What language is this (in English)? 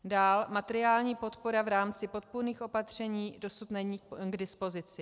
Czech